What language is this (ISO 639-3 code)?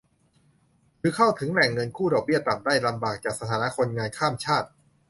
tha